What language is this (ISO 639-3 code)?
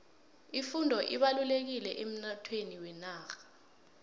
nbl